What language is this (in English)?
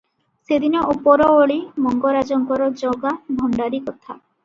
Odia